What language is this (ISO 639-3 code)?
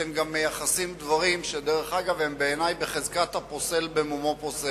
heb